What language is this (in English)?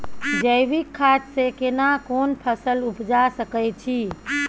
Maithili